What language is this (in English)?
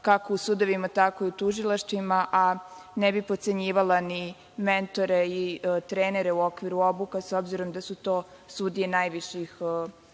Serbian